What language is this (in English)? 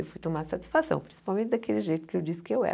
Portuguese